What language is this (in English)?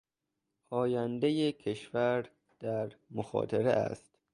Persian